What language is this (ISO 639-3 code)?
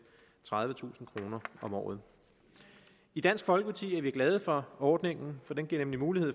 dan